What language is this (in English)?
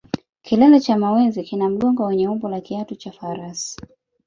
Swahili